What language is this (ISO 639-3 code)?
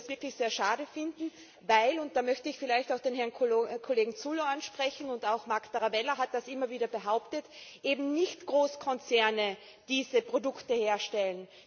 deu